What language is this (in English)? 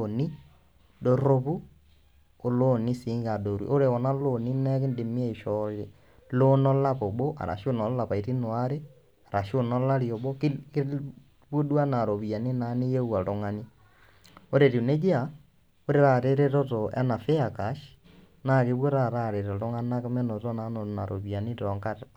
Masai